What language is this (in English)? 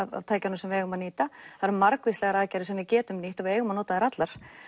Icelandic